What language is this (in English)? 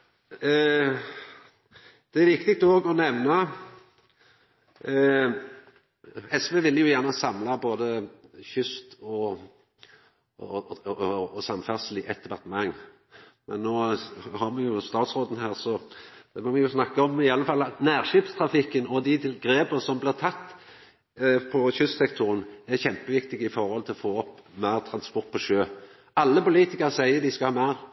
Norwegian Nynorsk